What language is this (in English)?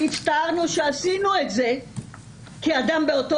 Hebrew